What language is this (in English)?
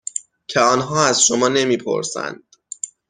Persian